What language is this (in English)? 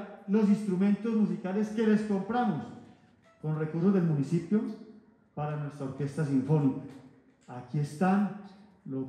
Spanish